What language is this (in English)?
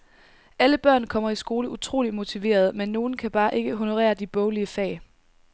Danish